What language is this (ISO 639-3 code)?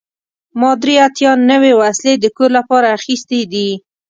pus